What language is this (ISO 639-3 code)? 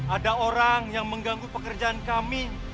ind